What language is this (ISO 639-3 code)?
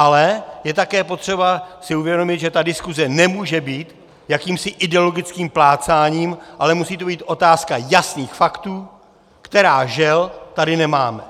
ces